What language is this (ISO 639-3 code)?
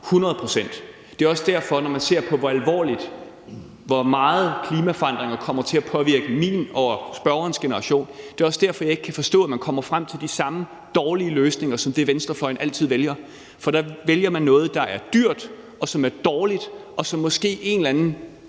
dan